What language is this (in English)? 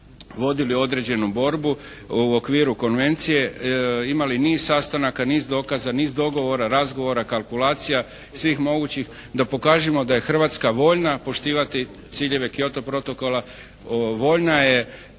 Croatian